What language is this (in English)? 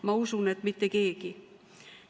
Estonian